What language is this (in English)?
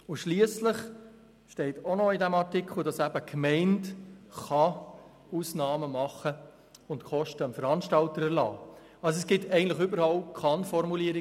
Swiss German